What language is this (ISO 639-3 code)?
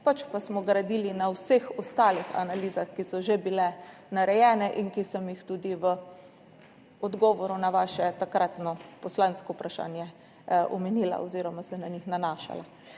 slv